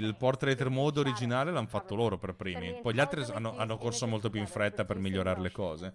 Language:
Italian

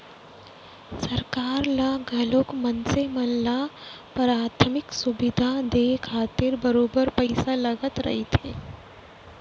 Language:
Chhattisgarhi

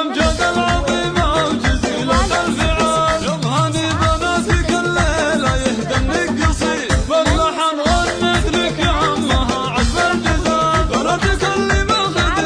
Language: Arabic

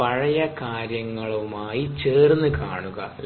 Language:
Malayalam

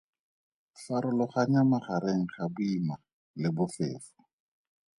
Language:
Tswana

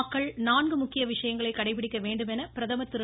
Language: Tamil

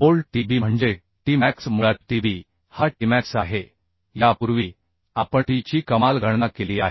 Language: Marathi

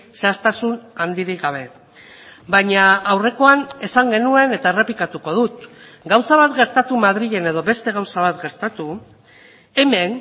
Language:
Basque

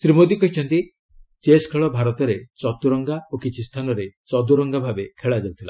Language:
Odia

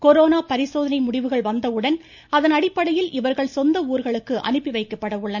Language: Tamil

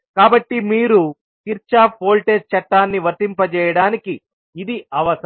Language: Telugu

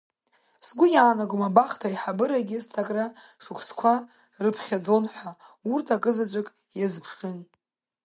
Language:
Abkhazian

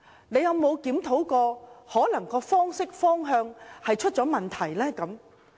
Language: Cantonese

